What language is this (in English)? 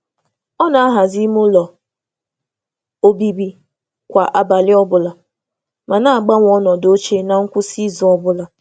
Igbo